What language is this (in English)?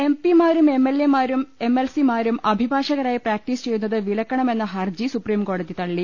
Malayalam